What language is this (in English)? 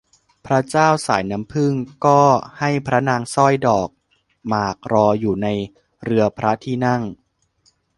Thai